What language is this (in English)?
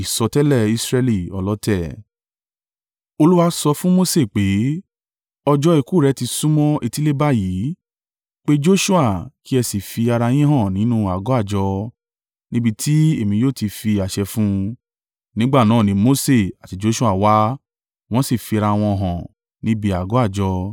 Yoruba